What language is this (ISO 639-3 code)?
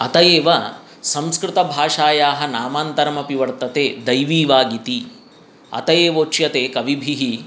san